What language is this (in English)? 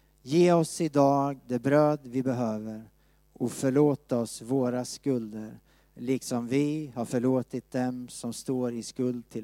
Swedish